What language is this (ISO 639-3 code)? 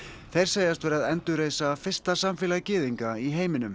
isl